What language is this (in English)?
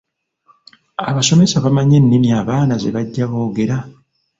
Ganda